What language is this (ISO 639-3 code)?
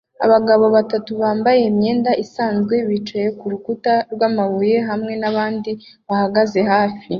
kin